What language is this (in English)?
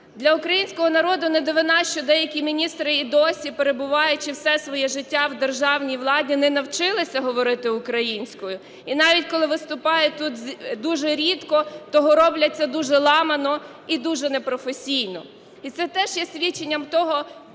Ukrainian